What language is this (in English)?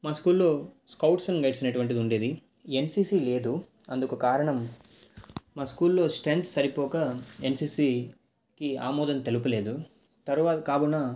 Telugu